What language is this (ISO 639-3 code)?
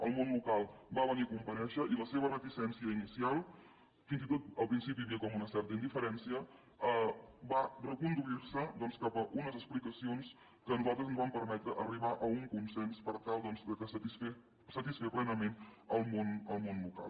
cat